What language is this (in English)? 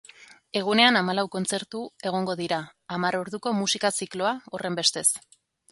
Basque